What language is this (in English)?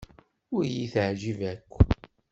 Kabyle